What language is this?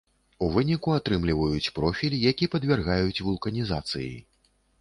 Belarusian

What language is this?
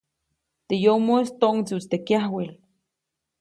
Copainalá Zoque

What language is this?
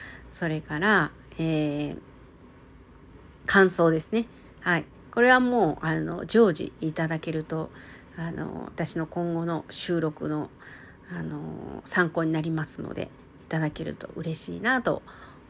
Japanese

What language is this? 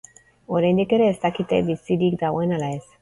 Basque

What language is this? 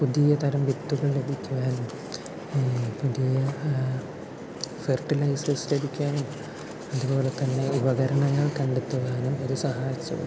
Malayalam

